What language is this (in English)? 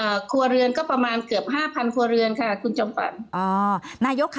Thai